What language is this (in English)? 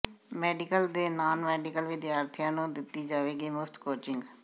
Punjabi